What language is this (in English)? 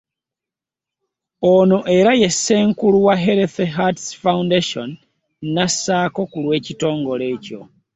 Ganda